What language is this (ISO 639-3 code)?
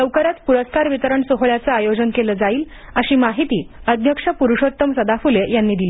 mar